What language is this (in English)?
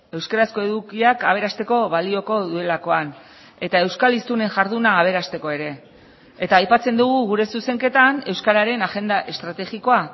Basque